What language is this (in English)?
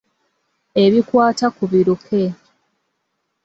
Ganda